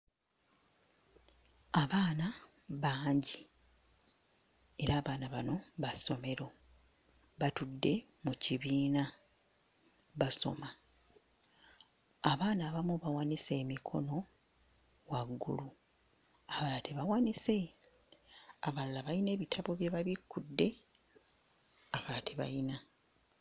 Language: Ganda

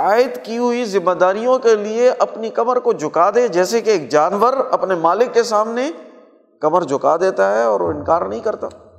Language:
Urdu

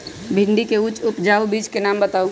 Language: Magahi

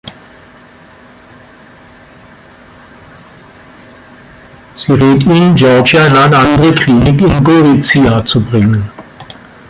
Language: German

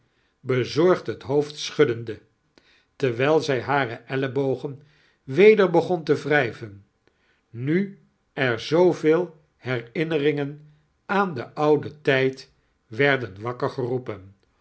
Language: Dutch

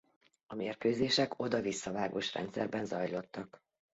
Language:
Hungarian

